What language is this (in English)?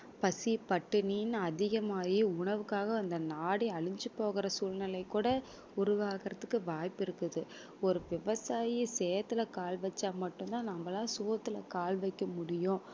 Tamil